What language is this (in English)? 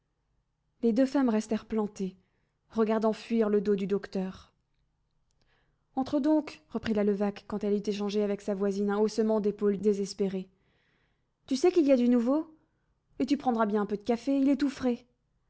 French